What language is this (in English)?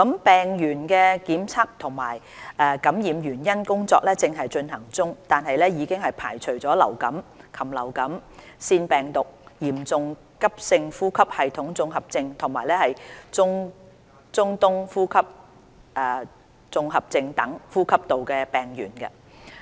Cantonese